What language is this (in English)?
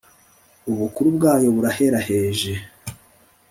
Kinyarwanda